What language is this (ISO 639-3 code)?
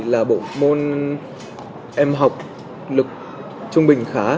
vie